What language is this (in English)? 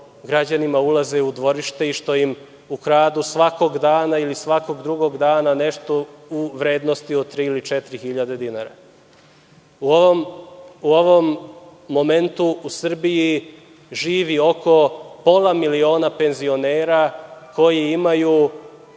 Serbian